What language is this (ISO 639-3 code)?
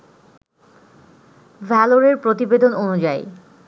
ben